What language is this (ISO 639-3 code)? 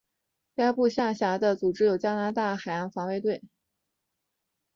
zho